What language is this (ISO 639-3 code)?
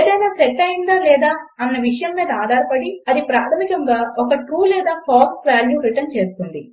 tel